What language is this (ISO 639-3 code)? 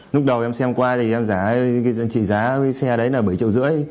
vie